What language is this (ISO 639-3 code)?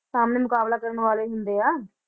pan